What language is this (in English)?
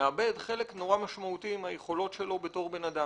Hebrew